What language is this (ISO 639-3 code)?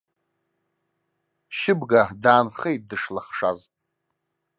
abk